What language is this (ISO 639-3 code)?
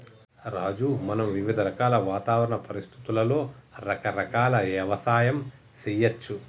tel